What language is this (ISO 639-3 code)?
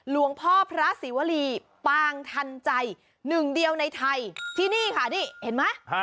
tha